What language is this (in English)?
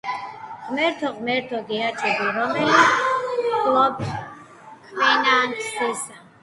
Georgian